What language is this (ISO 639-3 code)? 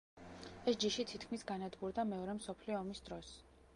kat